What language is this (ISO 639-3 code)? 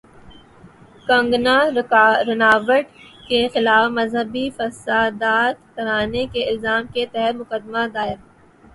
urd